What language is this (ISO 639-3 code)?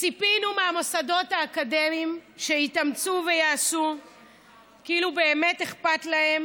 heb